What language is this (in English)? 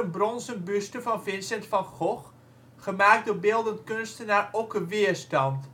Dutch